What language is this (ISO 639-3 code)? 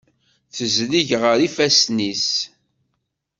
kab